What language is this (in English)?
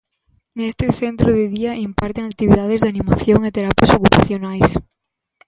Galician